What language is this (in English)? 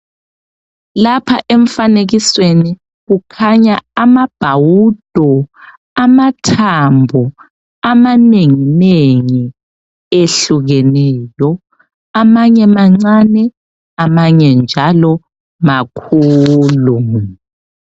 North Ndebele